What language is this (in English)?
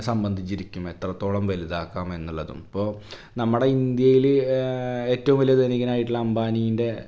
Malayalam